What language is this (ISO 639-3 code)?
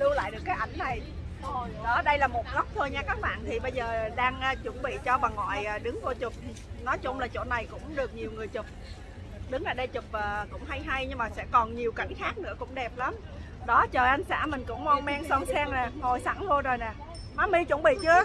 vie